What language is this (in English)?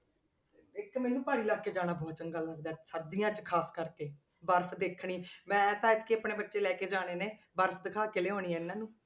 Punjabi